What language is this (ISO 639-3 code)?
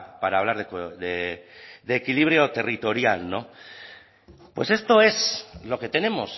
spa